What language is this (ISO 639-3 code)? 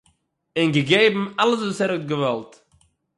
yid